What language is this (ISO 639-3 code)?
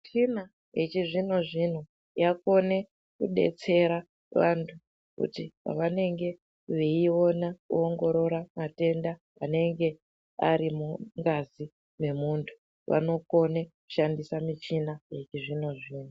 ndc